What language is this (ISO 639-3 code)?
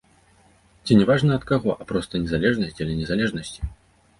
bel